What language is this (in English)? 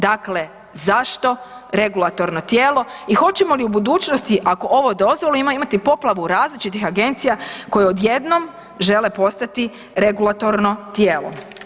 Croatian